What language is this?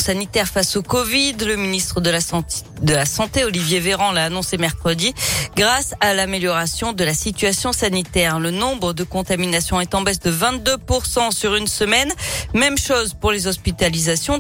French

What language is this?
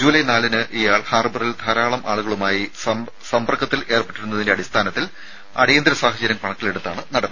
Malayalam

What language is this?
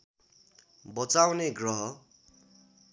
Nepali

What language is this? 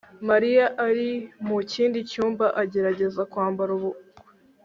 Kinyarwanda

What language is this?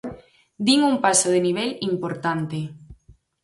Galician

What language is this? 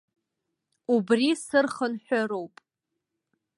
Abkhazian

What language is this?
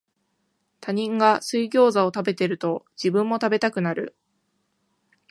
Japanese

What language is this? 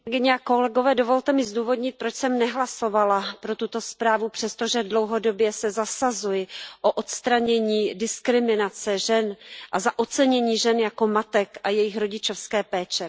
Czech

